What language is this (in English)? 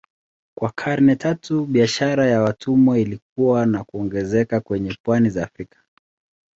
Swahili